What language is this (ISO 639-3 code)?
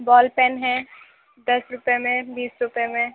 urd